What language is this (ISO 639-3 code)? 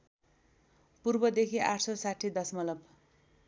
nep